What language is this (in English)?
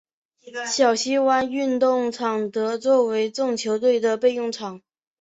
Chinese